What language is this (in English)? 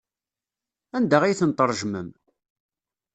Kabyle